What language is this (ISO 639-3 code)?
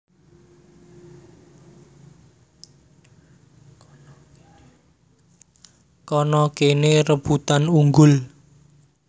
jav